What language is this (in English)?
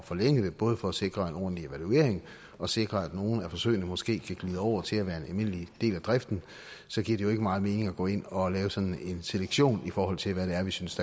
Danish